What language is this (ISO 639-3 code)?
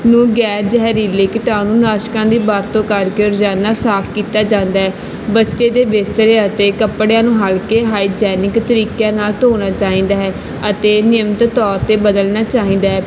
pan